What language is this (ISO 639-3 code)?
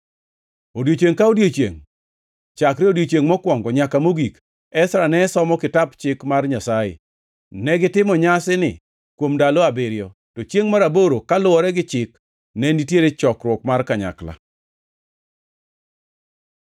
luo